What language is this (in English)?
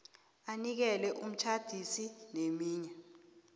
South Ndebele